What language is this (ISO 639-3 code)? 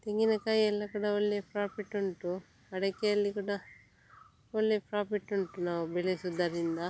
kan